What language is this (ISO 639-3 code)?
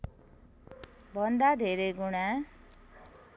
nep